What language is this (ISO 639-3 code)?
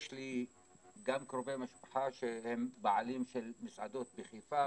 heb